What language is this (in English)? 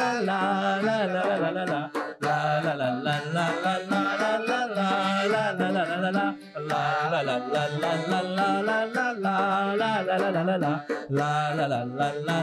Malay